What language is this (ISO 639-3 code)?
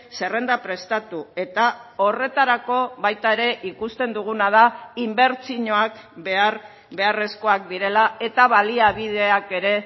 eus